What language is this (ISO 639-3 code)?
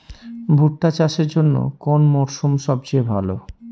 ben